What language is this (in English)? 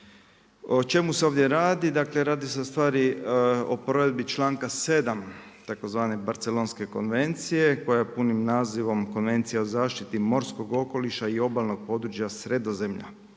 Croatian